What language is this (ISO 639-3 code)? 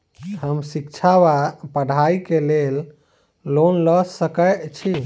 mai